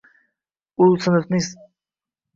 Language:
Uzbek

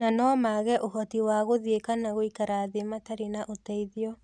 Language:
Kikuyu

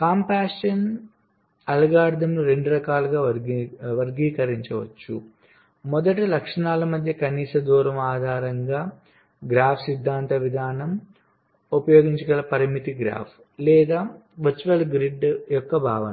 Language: Telugu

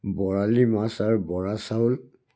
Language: Assamese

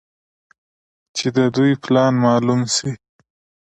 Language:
Pashto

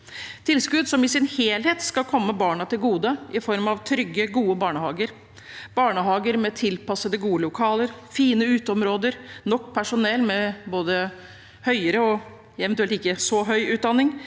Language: Norwegian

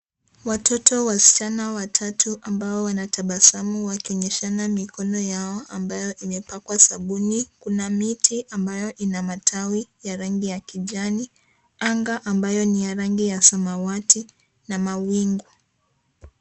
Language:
Swahili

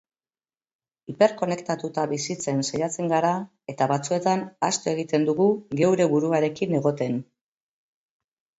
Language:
Basque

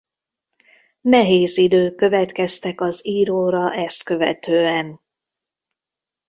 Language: Hungarian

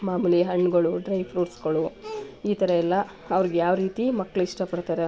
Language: Kannada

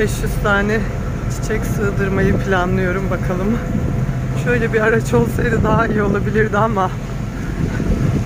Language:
Turkish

